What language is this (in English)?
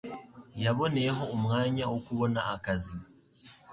Kinyarwanda